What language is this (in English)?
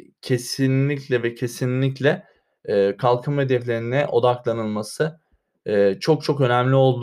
Turkish